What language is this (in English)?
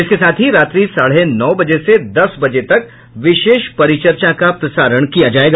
Hindi